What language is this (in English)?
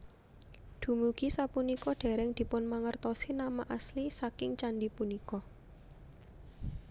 Javanese